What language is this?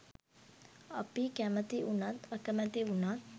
Sinhala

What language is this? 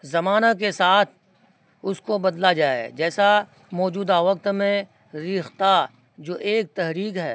Urdu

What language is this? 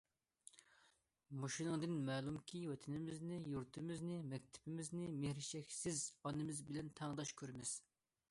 Uyghur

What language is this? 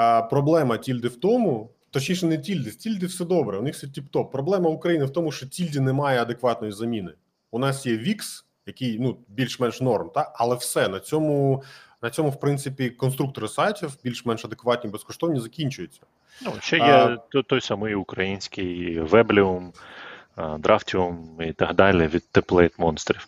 Ukrainian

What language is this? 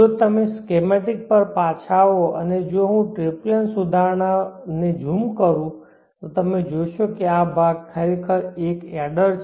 Gujarati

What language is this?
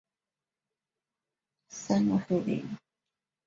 Chinese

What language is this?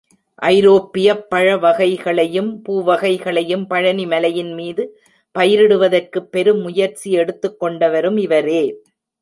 Tamil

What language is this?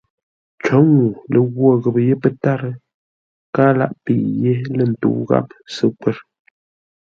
Ngombale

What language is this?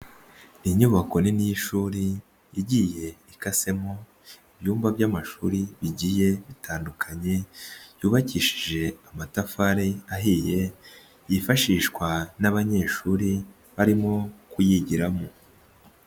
Kinyarwanda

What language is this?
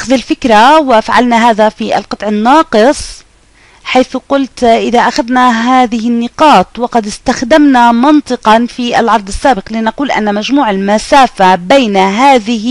Arabic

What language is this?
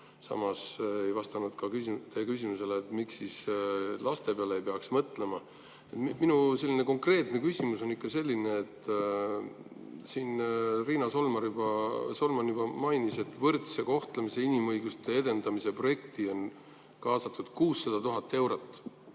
Estonian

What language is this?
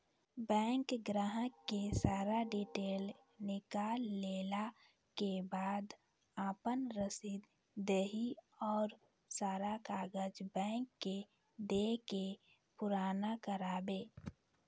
Maithili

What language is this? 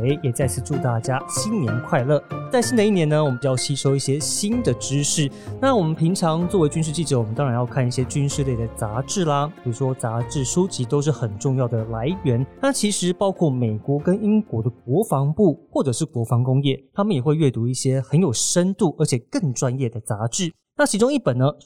Chinese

